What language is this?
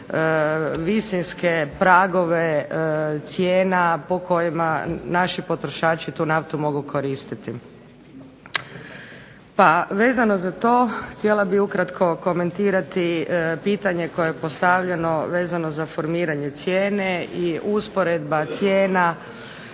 Croatian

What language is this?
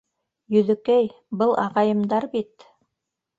Bashkir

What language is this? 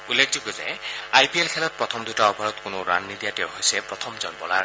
Assamese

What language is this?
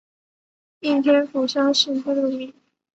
Chinese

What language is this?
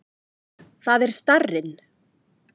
Icelandic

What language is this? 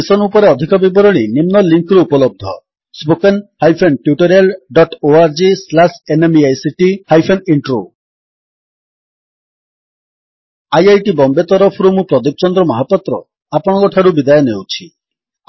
Odia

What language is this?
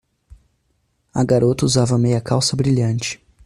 Portuguese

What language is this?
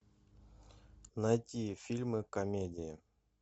Russian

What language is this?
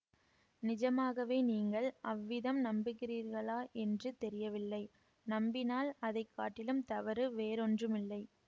Tamil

